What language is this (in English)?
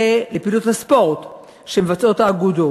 Hebrew